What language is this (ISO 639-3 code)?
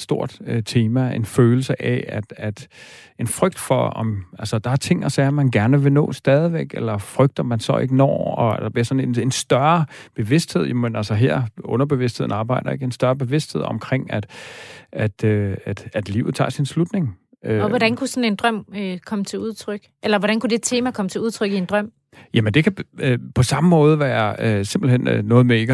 dan